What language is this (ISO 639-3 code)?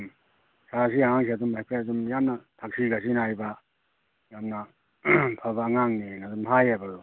mni